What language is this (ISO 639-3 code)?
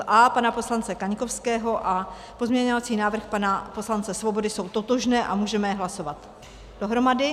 ces